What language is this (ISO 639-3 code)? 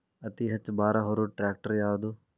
kan